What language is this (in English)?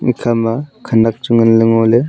Wancho Naga